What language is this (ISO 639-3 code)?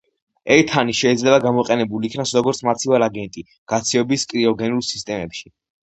kat